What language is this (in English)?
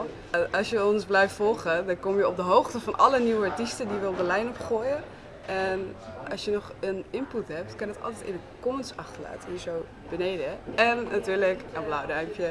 Dutch